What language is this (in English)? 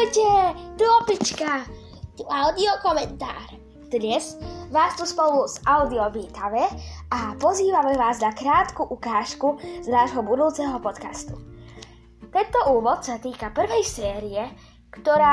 Slovak